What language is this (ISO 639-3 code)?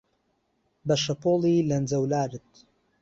ckb